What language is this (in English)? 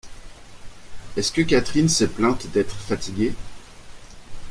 French